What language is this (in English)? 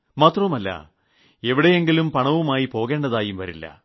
Malayalam